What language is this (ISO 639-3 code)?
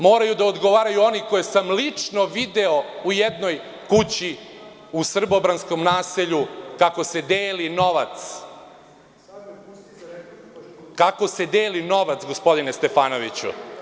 srp